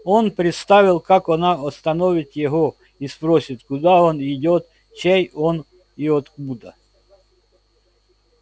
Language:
Russian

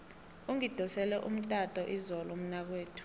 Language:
South Ndebele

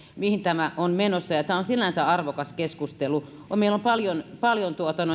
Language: Finnish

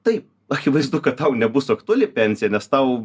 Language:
Lithuanian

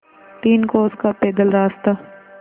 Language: Hindi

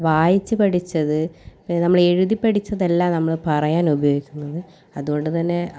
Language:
Malayalam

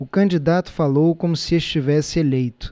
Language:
Portuguese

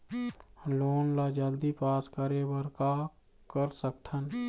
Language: Chhattisgarhi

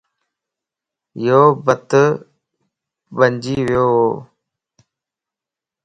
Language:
Lasi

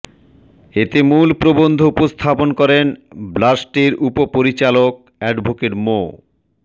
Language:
Bangla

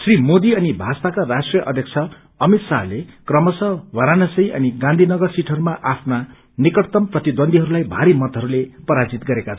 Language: Nepali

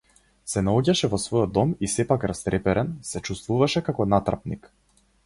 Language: Macedonian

